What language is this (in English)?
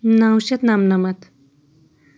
Kashmiri